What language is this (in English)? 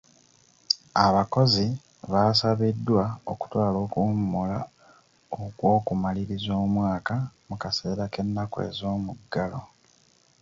Ganda